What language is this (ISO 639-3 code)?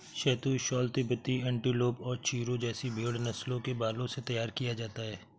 hin